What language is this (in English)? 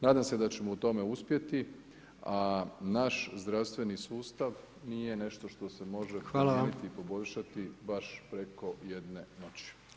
Croatian